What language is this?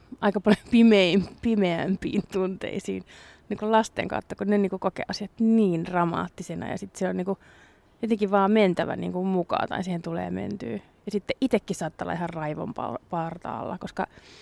Finnish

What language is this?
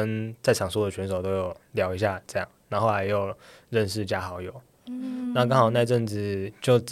Chinese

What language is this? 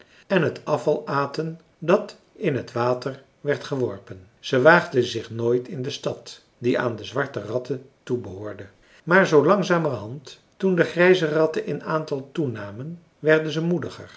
Dutch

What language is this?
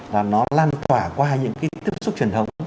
Vietnamese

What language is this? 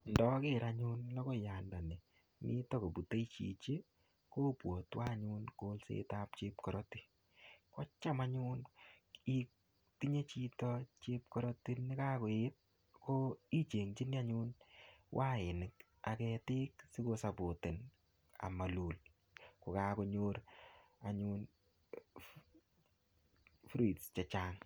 Kalenjin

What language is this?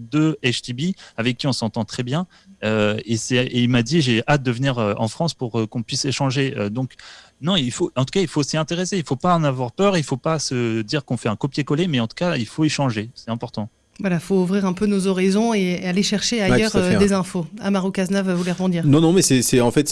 French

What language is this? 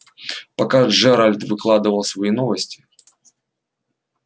Russian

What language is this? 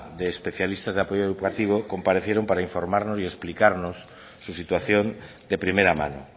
Spanish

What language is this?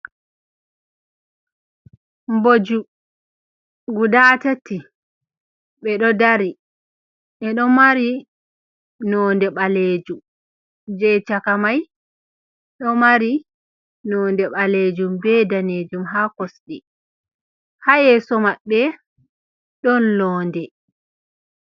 Fula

